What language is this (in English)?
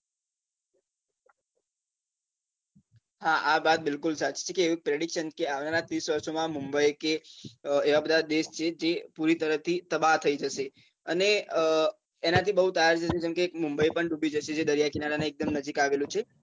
Gujarati